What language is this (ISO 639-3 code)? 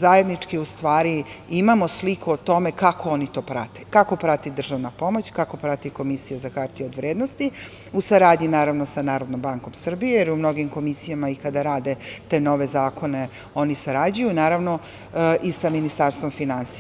srp